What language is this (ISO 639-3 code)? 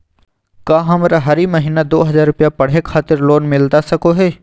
mag